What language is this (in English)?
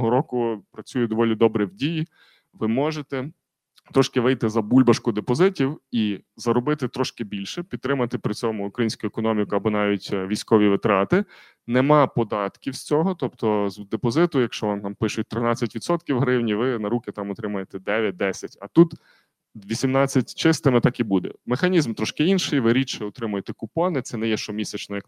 Ukrainian